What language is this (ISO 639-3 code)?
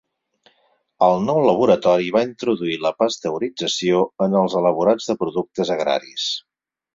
cat